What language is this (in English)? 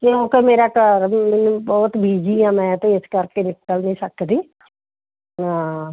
Punjabi